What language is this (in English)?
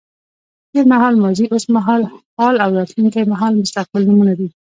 Pashto